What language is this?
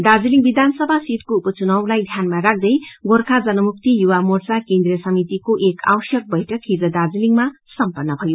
Nepali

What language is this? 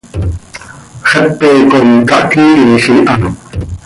Seri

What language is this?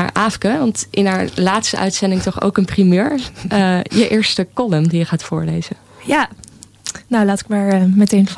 Dutch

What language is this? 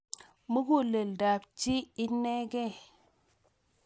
Kalenjin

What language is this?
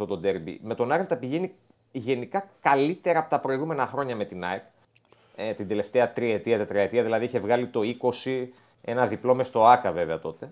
Greek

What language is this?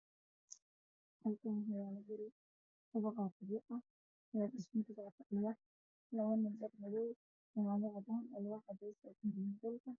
Somali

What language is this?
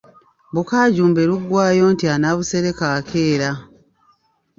Ganda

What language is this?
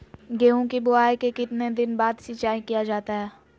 Magahi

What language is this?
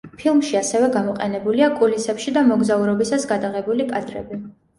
Georgian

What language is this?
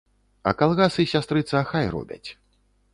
Belarusian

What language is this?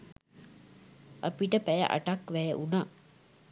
Sinhala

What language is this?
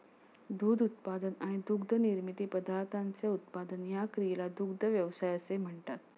Marathi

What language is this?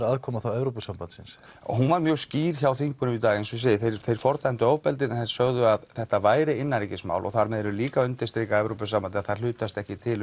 Icelandic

